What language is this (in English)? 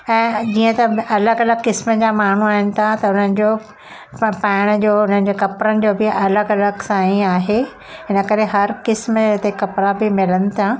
Sindhi